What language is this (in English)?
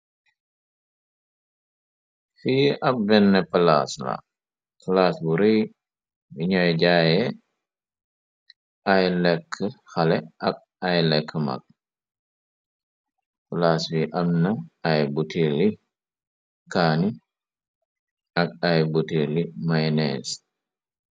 Wolof